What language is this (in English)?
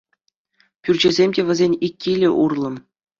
Chuvash